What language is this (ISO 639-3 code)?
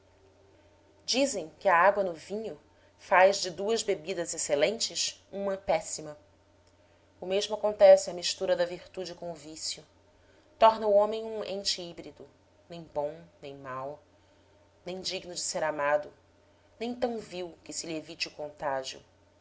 por